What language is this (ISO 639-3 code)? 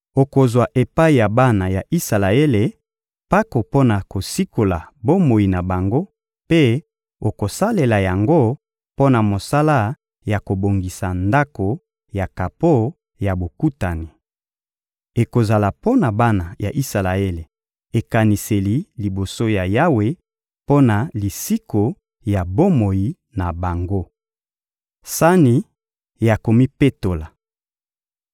lin